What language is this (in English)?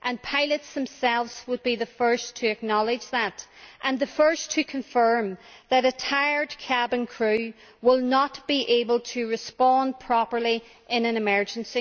English